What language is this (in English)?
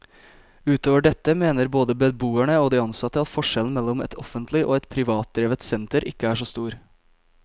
Norwegian